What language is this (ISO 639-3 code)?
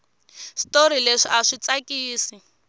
tso